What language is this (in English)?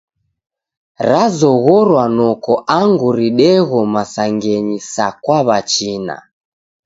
Taita